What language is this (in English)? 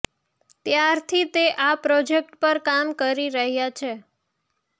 Gujarati